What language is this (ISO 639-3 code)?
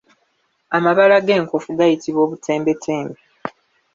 lug